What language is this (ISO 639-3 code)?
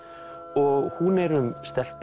isl